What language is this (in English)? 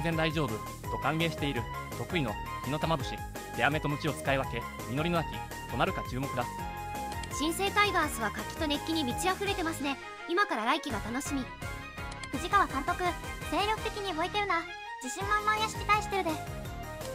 Japanese